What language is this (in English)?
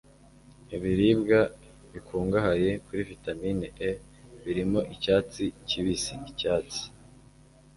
Kinyarwanda